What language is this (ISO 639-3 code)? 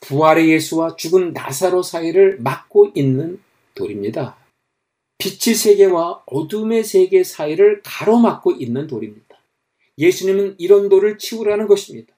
kor